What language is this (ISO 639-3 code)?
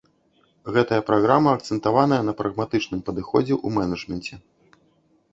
bel